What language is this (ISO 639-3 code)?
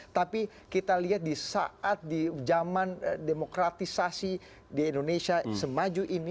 ind